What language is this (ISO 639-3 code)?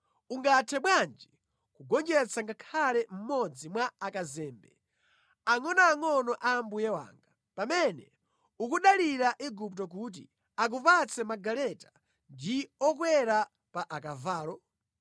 nya